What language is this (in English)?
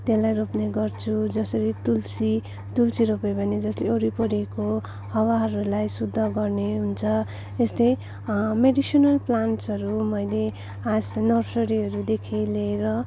Nepali